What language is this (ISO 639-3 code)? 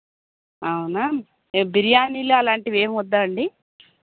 tel